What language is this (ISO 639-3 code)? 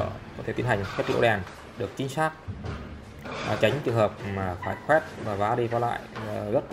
vie